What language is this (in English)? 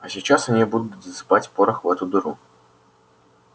Russian